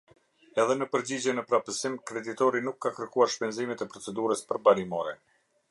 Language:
Albanian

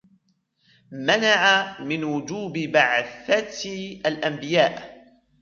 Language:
Arabic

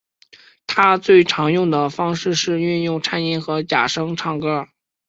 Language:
Chinese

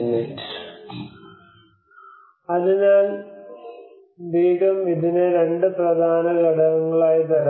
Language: Malayalam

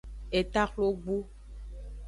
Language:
Aja (Benin)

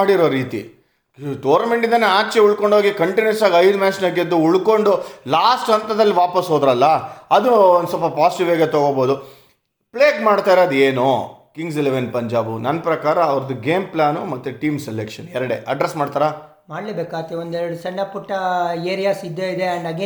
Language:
Kannada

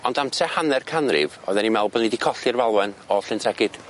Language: Welsh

